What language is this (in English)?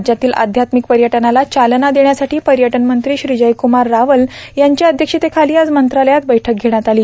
Marathi